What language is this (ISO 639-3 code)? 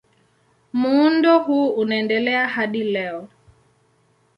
swa